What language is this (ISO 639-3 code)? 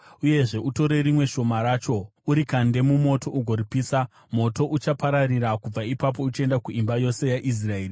sna